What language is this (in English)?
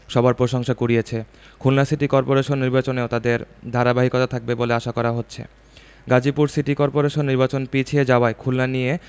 Bangla